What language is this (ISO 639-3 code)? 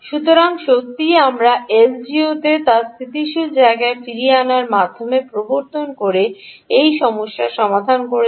ben